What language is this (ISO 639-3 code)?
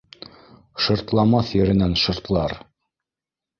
bak